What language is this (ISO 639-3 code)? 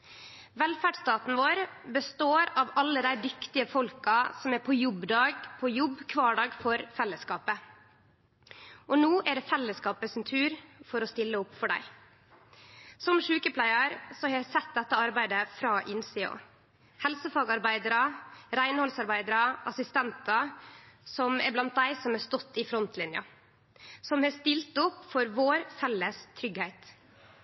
nno